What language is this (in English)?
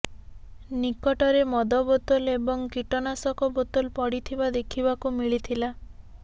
Odia